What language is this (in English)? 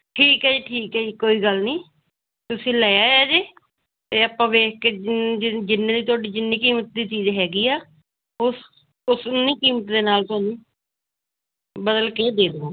Punjabi